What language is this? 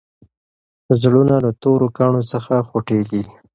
Pashto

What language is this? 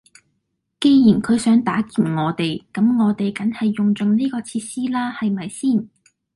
Cantonese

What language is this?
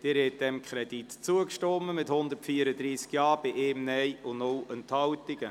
Swiss German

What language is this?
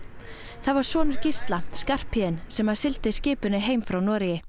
Icelandic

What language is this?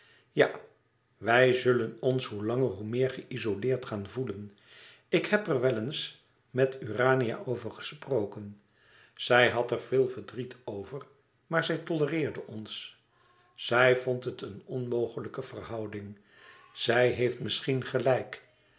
Dutch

